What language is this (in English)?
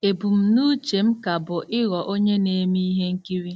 Igbo